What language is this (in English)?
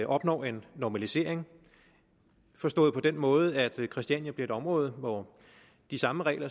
Danish